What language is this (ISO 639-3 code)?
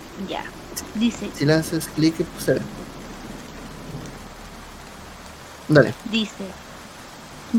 spa